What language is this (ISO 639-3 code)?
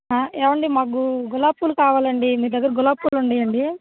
tel